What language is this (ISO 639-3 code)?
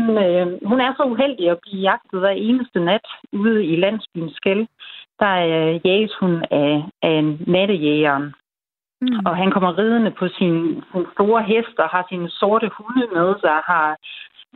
dan